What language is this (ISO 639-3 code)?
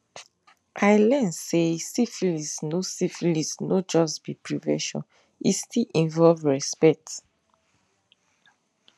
pcm